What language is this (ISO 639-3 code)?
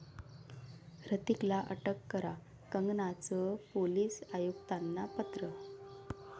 mar